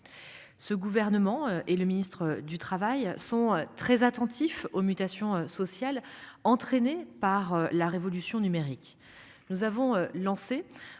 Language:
French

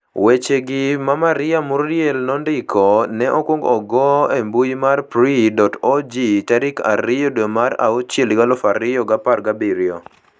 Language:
Luo (Kenya and Tanzania)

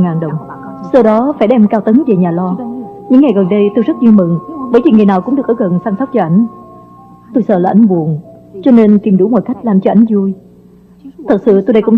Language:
Vietnamese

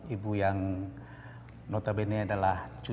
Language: Indonesian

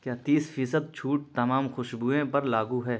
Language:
Urdu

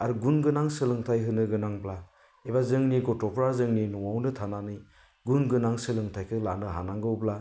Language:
Bodo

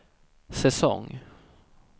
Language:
Swedish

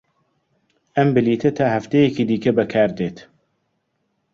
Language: Central Kurdish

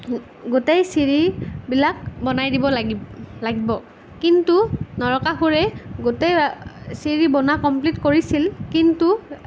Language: Assamese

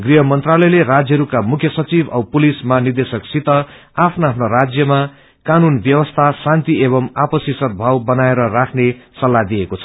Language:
Nepali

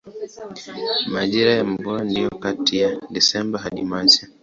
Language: Swahili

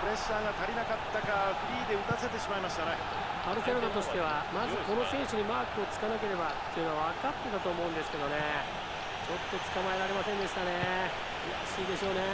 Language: Japanese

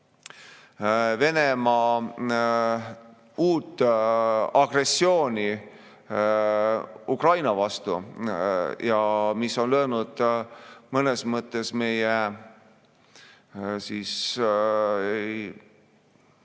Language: Estonian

